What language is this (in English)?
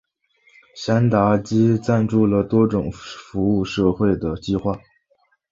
Chinese